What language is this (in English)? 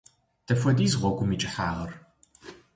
Kabardian